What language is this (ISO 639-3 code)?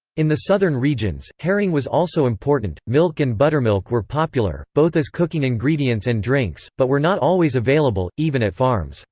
eng